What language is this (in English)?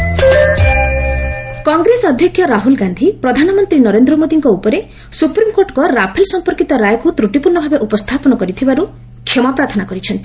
Odia